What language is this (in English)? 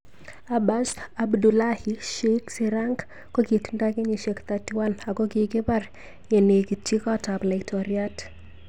Kalenjin